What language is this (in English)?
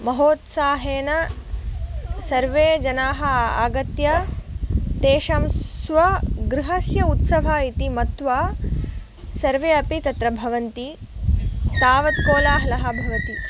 Sanskrit